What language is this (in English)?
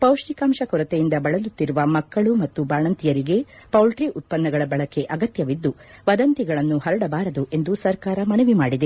Kannada